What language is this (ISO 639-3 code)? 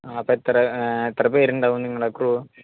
mal